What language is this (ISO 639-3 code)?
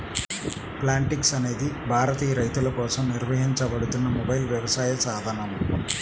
tel